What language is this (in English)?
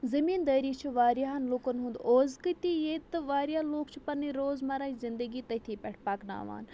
Kashmiri